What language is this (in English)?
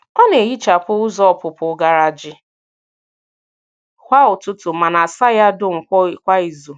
Igbo